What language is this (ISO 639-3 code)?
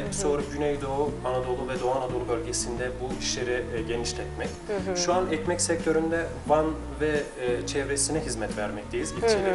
tur